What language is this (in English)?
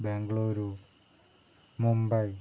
Malayalam